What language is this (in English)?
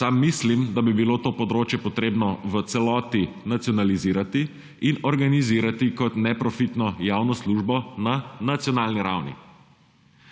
Slovenian